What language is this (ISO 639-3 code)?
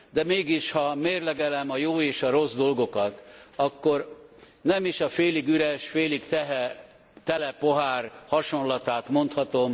hun